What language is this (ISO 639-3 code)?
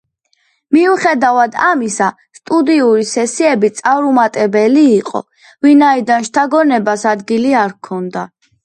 kat